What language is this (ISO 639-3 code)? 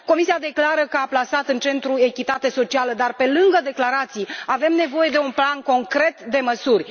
ron